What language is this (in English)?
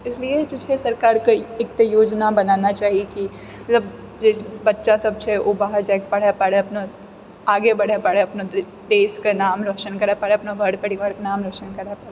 Maithili